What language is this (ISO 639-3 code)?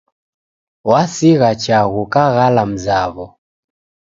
dav